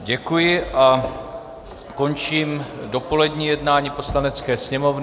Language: Czech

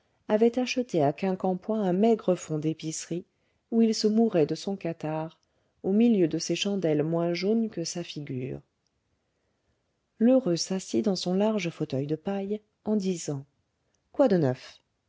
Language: French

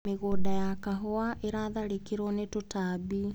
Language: Kikuyu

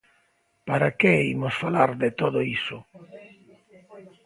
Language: Galician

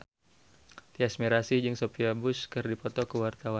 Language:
Sundanese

